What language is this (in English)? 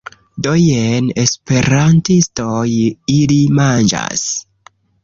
Esperanto